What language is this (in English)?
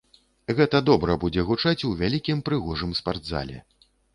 Belarusian